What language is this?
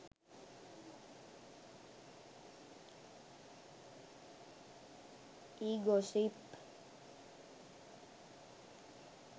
Sinhala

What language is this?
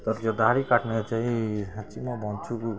Nepali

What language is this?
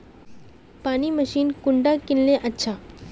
Magahi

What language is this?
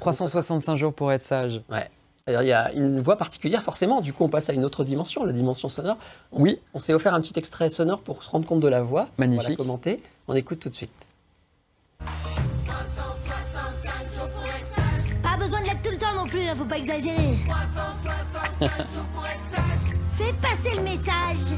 French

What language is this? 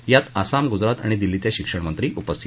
Marathi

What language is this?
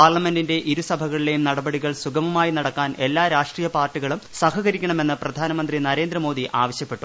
Malayalam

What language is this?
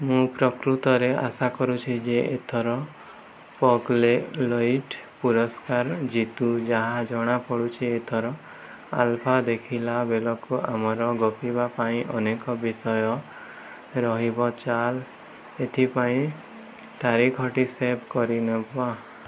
Odia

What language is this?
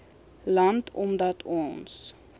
Afrikaans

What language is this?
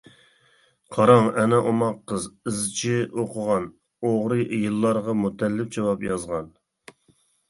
Uyghur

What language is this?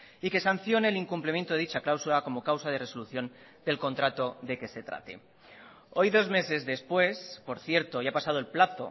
Spanish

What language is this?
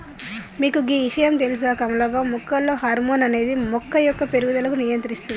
Telugu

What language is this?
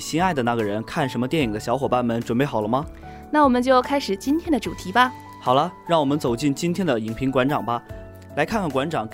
Chinese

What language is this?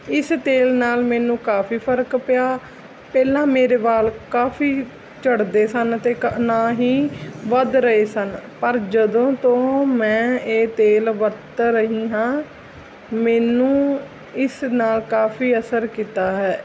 Punjabi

